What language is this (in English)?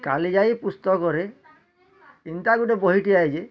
Odia